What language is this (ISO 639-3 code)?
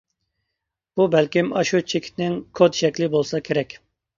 uig